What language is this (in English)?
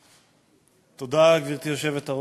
Hebrew